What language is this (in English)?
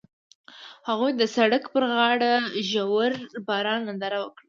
Pashto